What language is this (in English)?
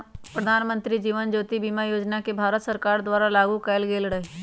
Magahi